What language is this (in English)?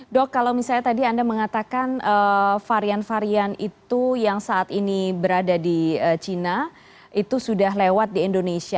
Indonesian